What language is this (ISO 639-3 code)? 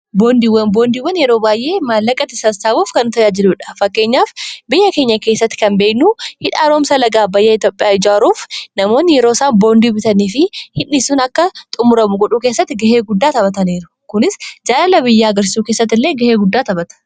orm